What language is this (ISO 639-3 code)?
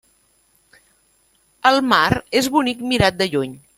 cat